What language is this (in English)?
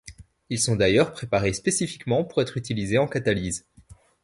French